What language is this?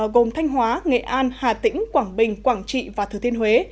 Vietnamese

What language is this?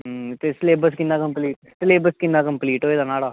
Dogri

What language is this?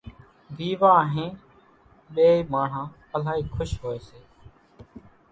Kachi Koli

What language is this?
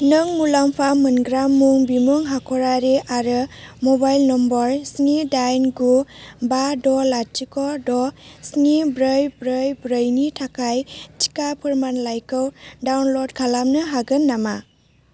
Bodo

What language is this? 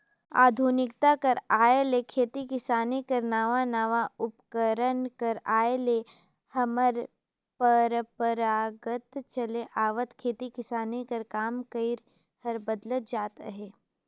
Chhattisgarhi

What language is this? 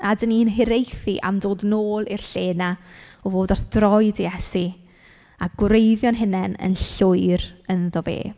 Welsh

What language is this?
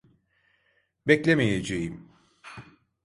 Turkish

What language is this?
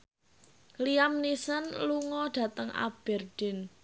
Javanese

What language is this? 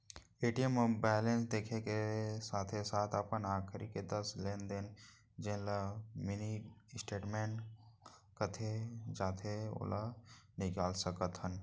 Chhattisgarhi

